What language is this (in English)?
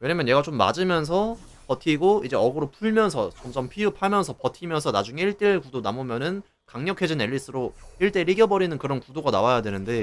Korean